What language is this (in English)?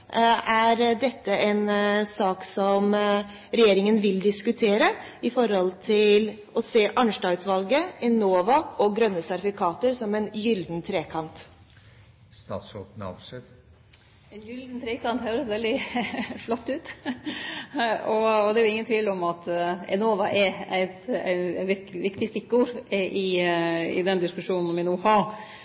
Norwegian